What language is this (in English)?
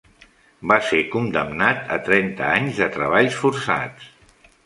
Catalan